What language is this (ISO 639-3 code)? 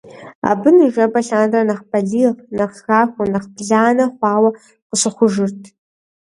kbd